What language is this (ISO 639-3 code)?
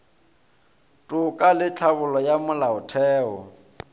nso